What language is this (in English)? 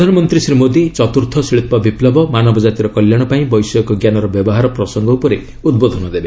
Odia